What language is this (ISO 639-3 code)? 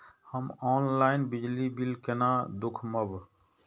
mai